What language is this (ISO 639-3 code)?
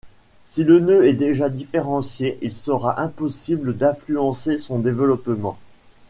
fra